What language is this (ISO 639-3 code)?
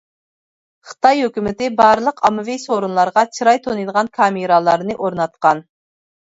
uig